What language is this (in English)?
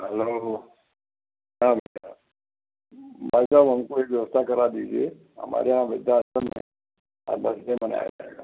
Hindi